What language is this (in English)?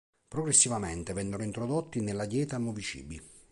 Italian